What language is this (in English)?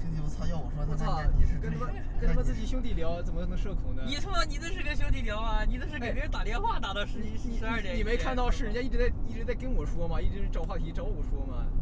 Chinese